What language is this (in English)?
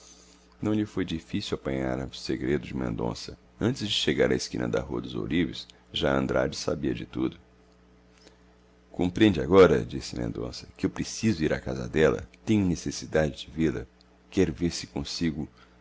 Portuguese